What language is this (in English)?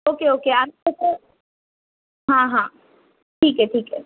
Marathi